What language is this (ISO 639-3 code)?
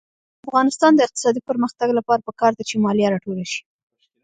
pus